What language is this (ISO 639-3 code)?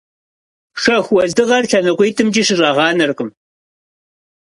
kbd